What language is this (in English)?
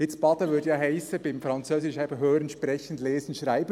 Swiss German